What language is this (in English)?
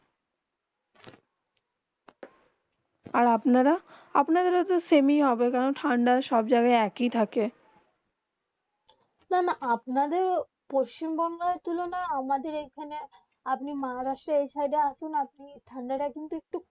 Bangla